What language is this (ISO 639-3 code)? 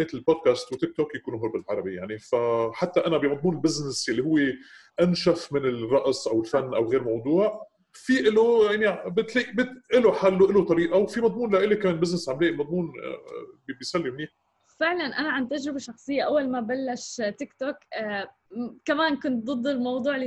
ara